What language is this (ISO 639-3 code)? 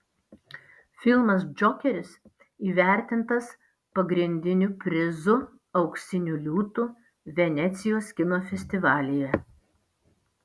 lit